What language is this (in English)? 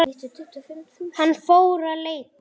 Icelandic